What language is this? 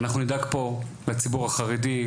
Hebrew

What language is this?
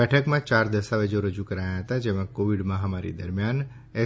Gujarati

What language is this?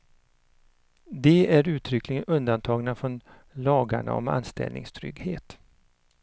Swedish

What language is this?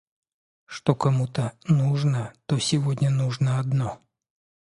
Russian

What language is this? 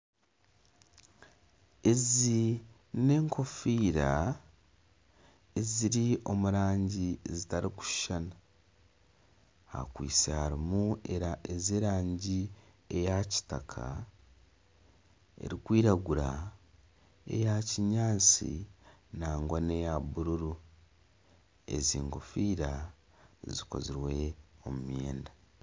Nyankole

